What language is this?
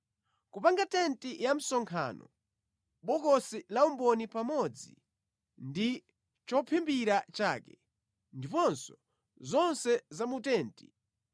Nyanja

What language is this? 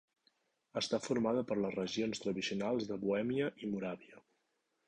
Catalan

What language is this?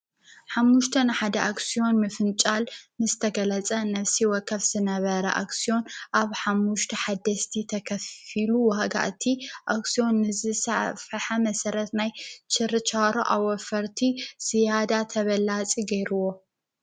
Tigrinya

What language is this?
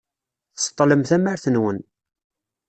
Kabyle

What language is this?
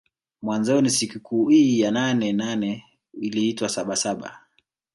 Swahili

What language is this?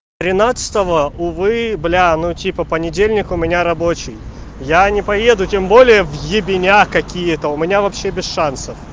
Russian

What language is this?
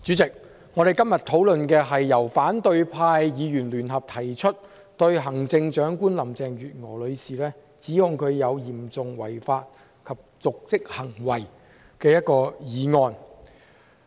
Cantonese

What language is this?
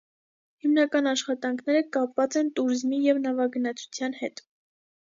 Armenian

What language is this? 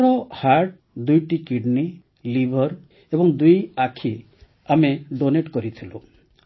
Odia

